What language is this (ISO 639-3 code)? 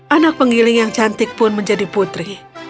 ind